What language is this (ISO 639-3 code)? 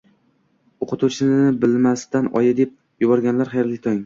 uzb